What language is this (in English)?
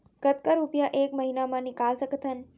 Chhattisgarhi